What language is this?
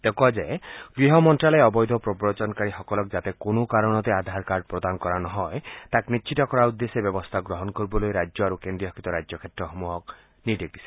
Assamese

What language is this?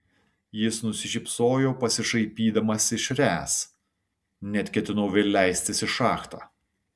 Lithuanian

